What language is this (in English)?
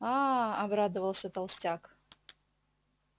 Russian